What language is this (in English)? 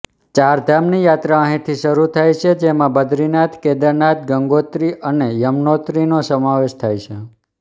Gujarati